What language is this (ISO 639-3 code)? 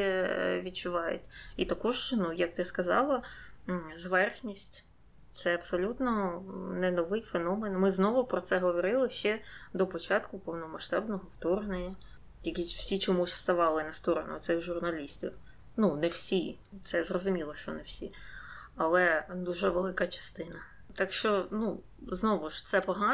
ukr